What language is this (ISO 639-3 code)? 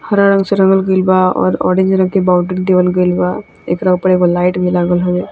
bho